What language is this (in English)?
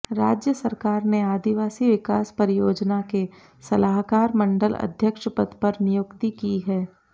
Hindi